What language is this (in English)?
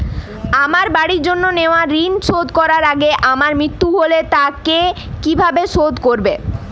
Bangla